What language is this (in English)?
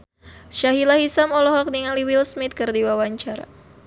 Sundanese